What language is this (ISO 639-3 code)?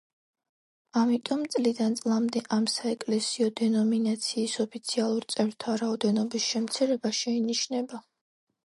kat